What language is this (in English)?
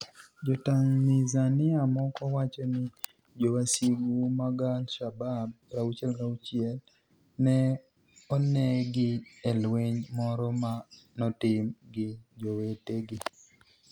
Luo (Kenya and Tanzania)